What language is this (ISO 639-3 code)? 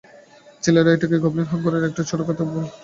ben